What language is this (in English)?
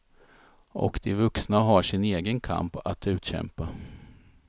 Swedish